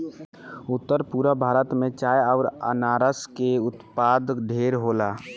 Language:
Bhojpuri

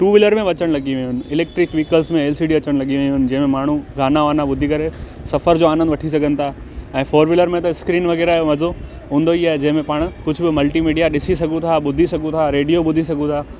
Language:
Sindhi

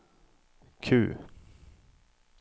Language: Swedish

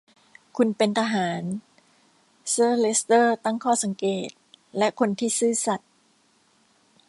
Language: Thai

